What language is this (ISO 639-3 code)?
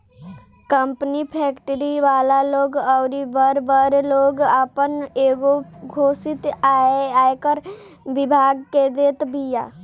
bho